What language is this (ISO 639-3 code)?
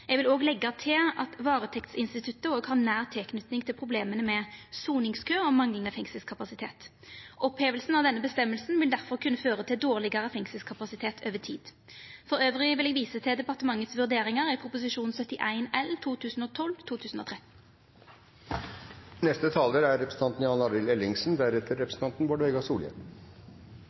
nor